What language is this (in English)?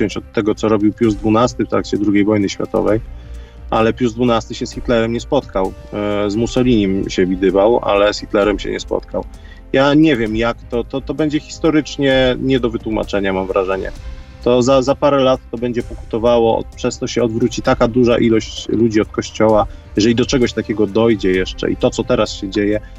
Polish